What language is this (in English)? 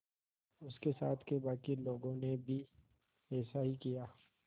Hindi